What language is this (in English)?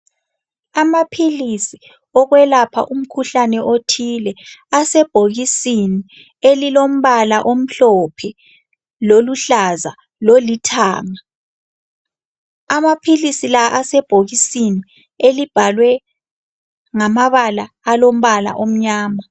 North Ndebele